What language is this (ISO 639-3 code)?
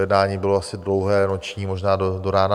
ces